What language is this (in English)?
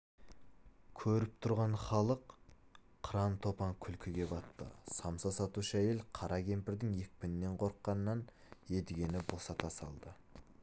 Kazakh